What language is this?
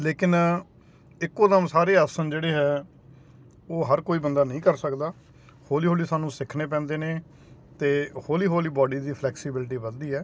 Punjabi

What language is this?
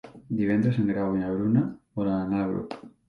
Catalan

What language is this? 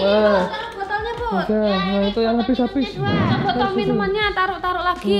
Indonesian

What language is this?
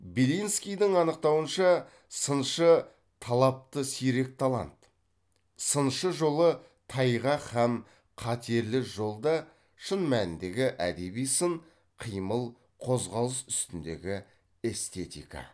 Kazakh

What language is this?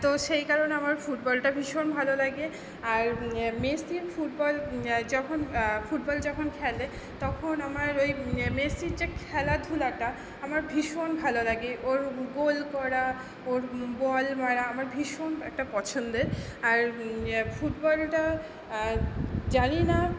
Bangla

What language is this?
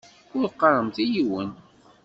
Kabyle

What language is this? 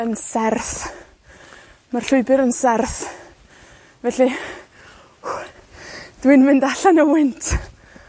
Welsh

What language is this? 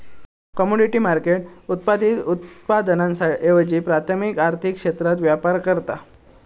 Marathi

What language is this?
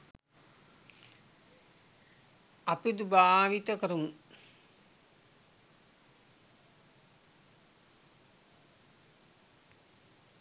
Sinhala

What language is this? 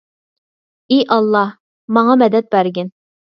Uyghur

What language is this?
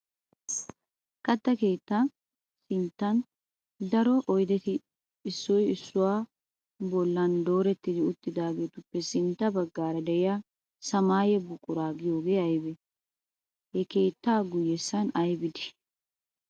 Wolaytta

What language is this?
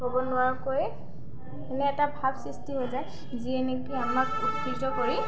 Assamese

